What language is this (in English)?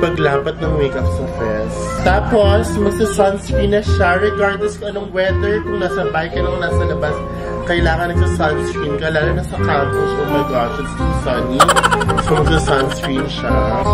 English